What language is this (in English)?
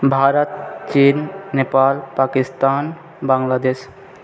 Maithili